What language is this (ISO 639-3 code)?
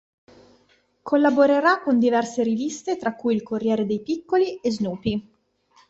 ita